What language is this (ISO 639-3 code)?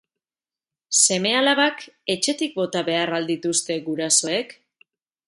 eus